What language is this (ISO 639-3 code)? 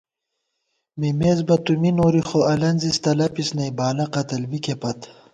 gwt